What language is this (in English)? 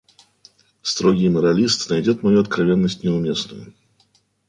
Russian